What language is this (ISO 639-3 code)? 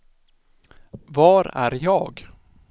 swe